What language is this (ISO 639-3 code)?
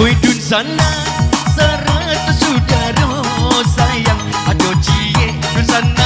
tha